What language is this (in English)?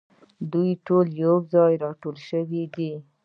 Pashto